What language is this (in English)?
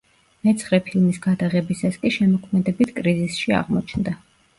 Georgian